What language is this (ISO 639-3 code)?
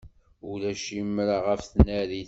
kab